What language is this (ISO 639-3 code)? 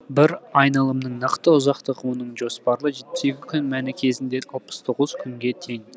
kaz